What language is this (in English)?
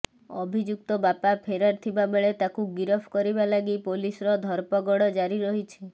Odia